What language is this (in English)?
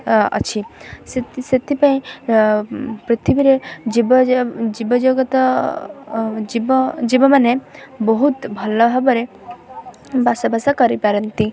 Odia